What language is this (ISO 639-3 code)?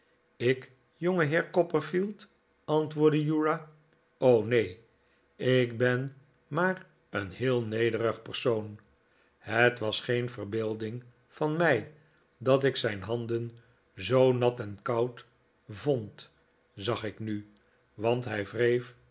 nld